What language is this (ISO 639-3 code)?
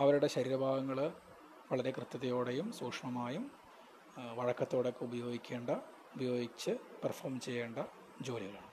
mal